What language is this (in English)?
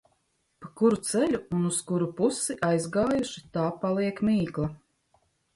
Latvian